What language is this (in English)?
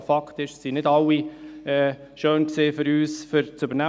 Swiss German